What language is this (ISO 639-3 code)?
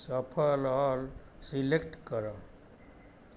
ori